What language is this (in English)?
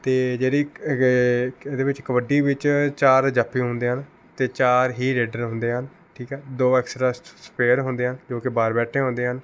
Punjabi